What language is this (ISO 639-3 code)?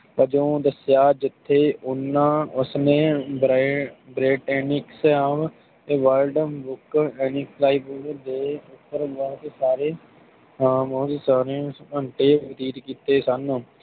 pan